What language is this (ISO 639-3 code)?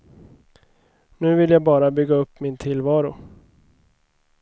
swe